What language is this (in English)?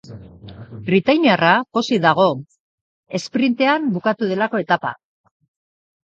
Basque